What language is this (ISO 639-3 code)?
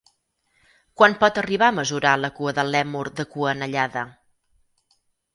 cat